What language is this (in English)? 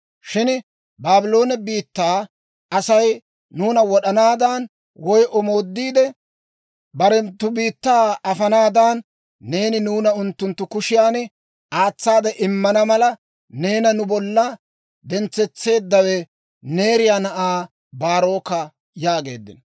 Dawro